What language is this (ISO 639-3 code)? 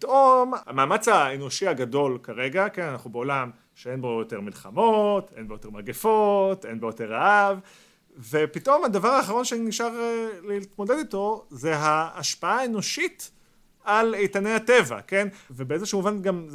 heb